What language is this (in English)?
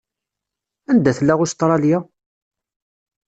Kabyle